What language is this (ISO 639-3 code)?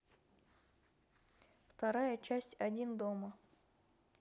rus